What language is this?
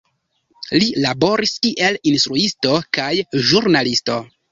Esperanto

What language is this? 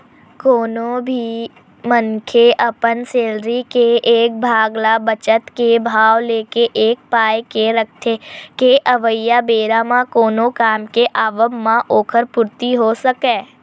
Chhattisgarhi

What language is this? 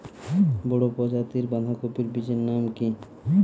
Bangla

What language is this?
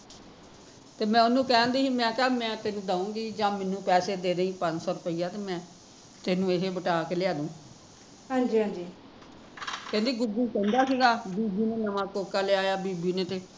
Punjabi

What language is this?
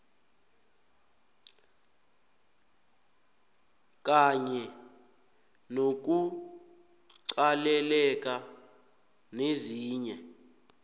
South Ndebele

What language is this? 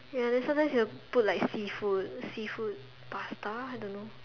English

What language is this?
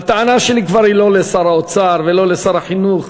Hebrew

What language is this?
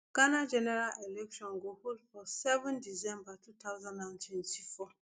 Nigerian Pidgin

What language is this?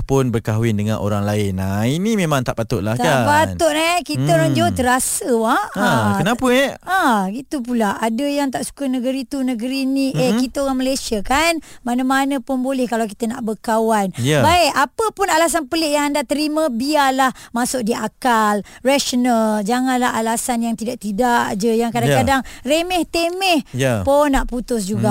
Malay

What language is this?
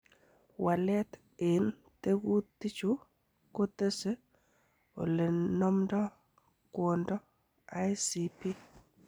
Kalenjin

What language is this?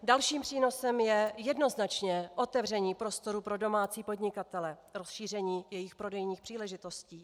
Czech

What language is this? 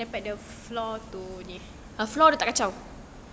English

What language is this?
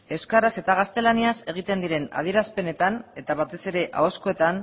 Basque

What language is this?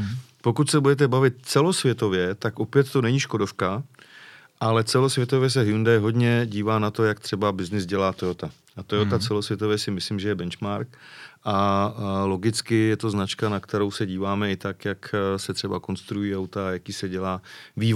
Czech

